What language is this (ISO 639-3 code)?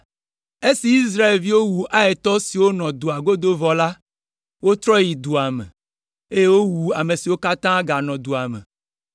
ewe